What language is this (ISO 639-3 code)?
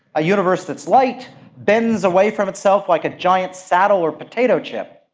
eng